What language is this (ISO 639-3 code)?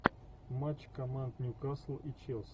rus